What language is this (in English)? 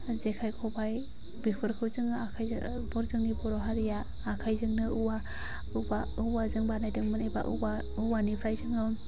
Bodo